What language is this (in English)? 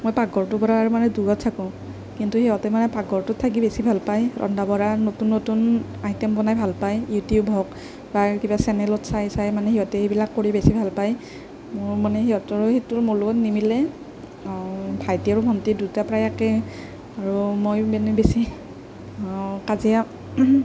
Assamese